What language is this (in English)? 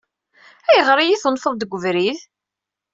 Kabyle